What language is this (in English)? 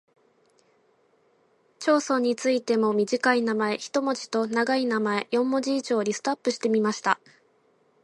Japanese